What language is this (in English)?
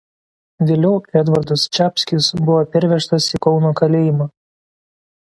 Lithuanian